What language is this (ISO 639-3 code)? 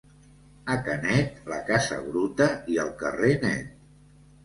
cat